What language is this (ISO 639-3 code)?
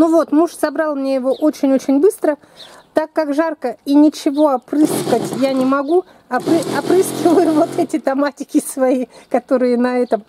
rus